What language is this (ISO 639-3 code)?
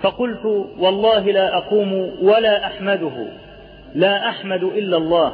ara